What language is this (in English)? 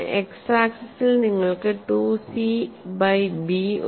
Malayalam